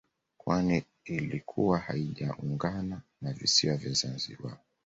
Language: Swahili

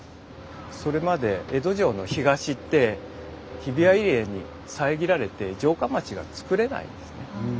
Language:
Japanese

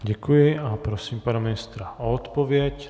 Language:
Czech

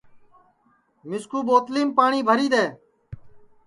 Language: Sansi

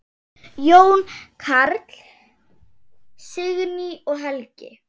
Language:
Icelandic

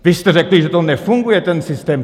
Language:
Czech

